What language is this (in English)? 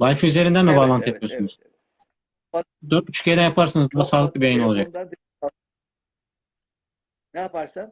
Turkish